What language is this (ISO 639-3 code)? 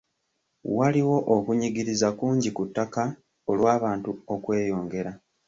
lug